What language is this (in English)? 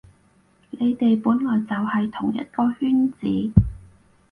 Cantonese